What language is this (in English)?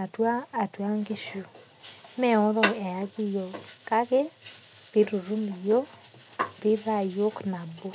Masai